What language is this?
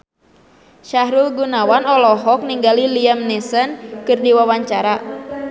Sundanese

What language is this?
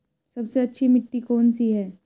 Hindi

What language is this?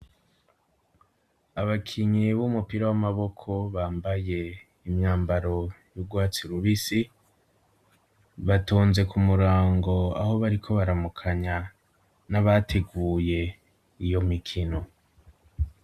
Rundi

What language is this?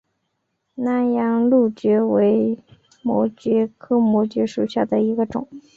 Chinese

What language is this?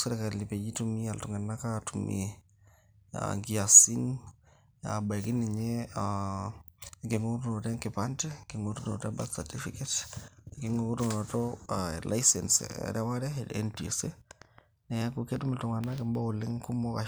Masai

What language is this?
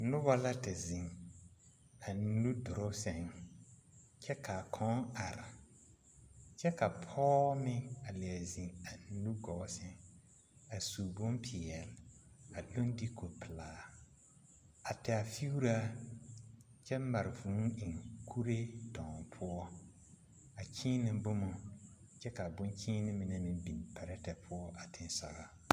Southern Dagaare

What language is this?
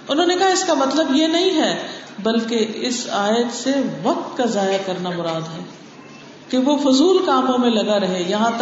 Urdu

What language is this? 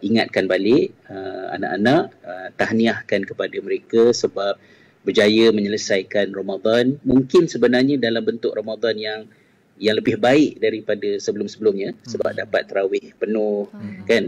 Malay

